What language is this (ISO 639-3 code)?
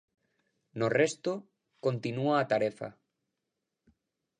glg